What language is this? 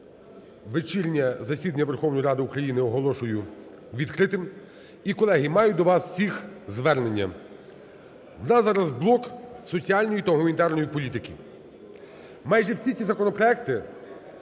Ukrainian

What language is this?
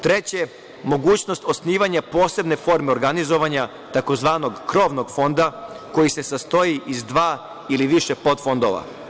Serbian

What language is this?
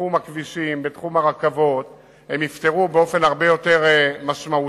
Hebrew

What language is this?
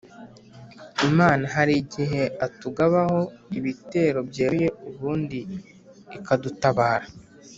Kinyarwanda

